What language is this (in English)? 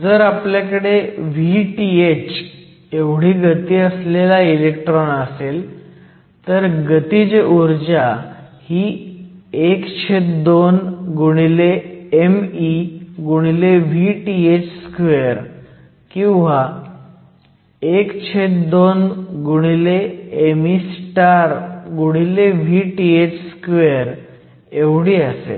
Marathi